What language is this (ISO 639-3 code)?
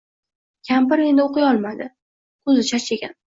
uzb